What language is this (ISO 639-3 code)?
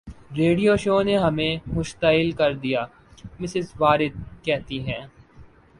urd